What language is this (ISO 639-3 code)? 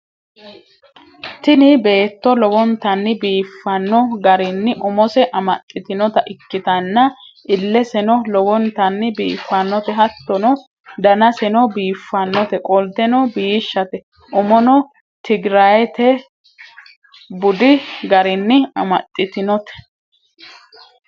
sid